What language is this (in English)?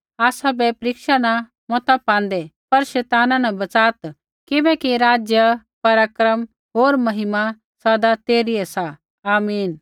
Kullu Pahari